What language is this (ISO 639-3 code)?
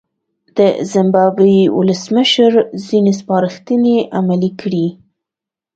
pus